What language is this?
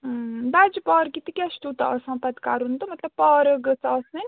Kashmiri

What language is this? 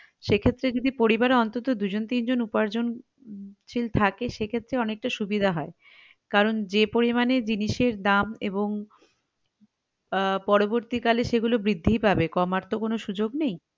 Bangla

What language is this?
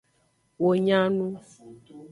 Aja (Benin)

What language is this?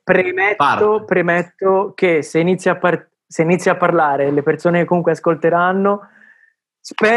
Italian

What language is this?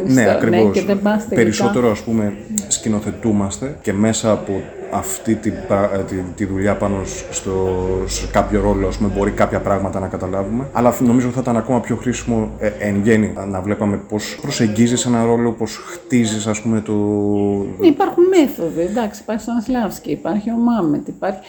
Greek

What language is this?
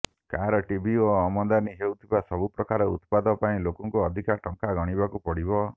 Odia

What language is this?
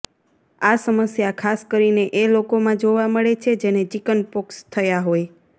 Gujarati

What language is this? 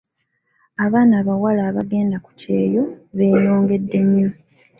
Ganda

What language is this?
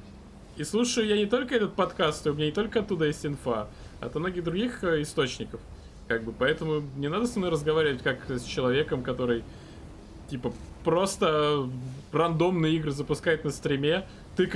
Russian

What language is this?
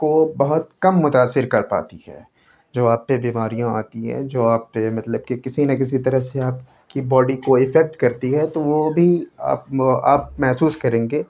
Urdu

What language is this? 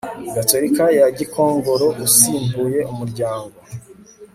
Kinyarwanda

